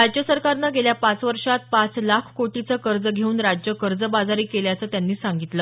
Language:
Marathi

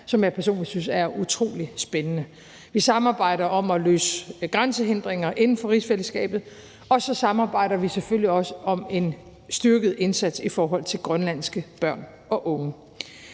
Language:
Danish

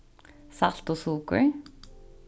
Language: Faroese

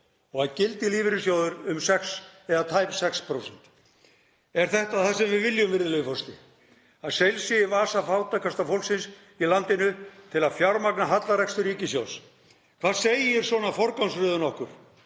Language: Icelandic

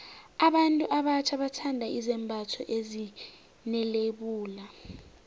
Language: South Ndebele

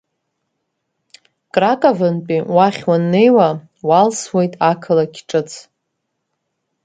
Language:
Abkhazian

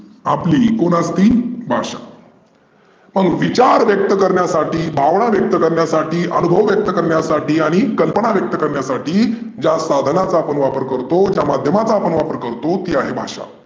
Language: Marathi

